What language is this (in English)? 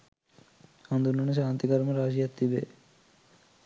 Sinhala